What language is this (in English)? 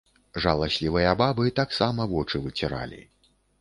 Belarusian